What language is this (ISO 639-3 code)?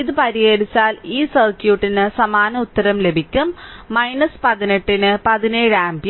mal